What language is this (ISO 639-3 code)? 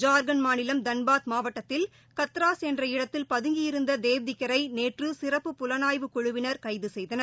tam